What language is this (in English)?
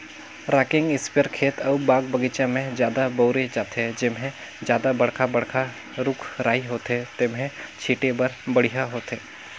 Chhattisgarhi